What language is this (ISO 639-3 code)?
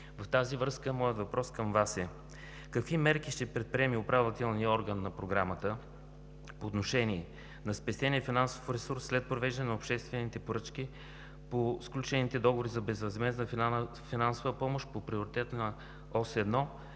bul